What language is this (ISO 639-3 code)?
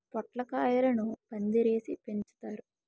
tel